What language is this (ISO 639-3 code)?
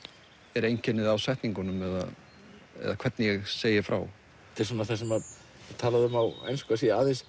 isl